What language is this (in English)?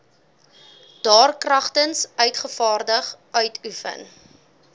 Afrikaans